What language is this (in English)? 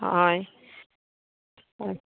Assamese